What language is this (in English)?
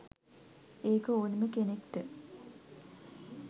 Sinhala